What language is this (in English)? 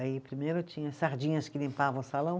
Portuguese